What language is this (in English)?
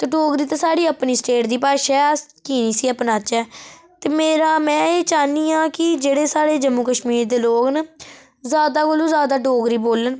Dogri